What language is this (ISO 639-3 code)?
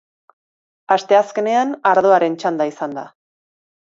eus